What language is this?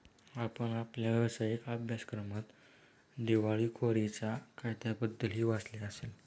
Marathi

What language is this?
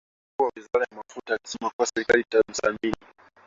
Swahili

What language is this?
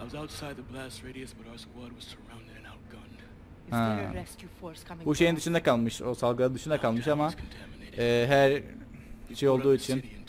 Turkish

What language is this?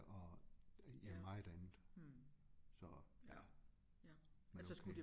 Danish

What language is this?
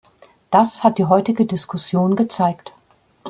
German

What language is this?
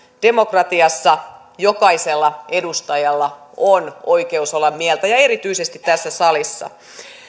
Finnish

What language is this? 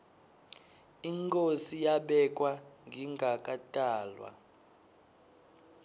Swati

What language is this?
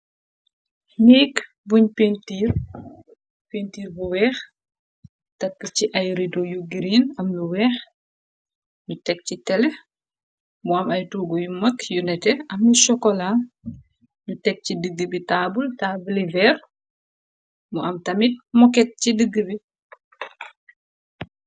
Wolof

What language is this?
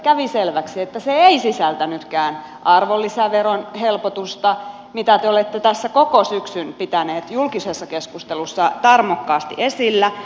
Finnish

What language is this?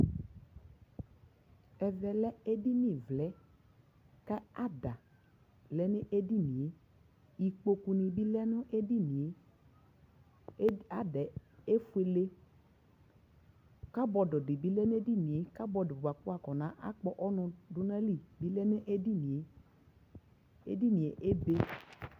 Ikposo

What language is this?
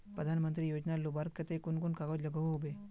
Magahi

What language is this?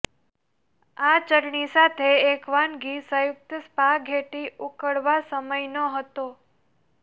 Gujarati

